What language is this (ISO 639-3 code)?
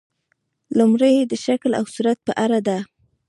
pus